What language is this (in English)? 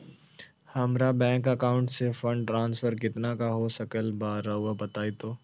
Magahi